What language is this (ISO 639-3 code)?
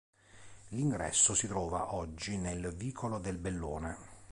ita